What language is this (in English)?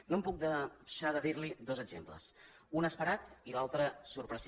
Catalan